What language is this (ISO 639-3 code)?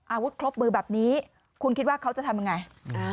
tha